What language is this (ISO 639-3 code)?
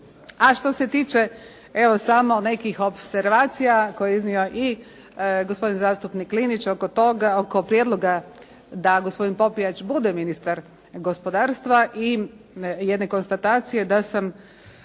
hrv